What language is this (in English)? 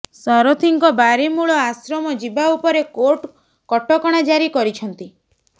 Odia